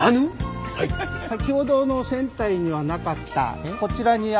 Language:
Japanese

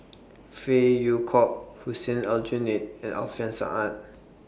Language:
English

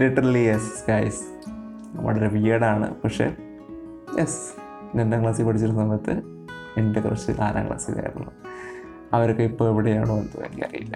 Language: Malayalam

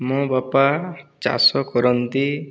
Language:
Odia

